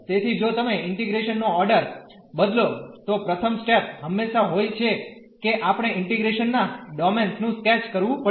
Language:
Gujarati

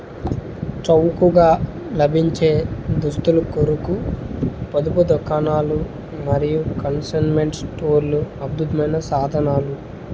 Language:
Telugu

